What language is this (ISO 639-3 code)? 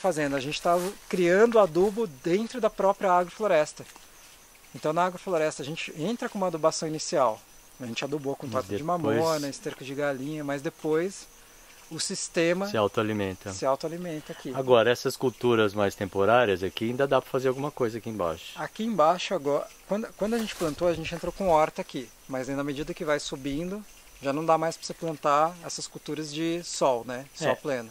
por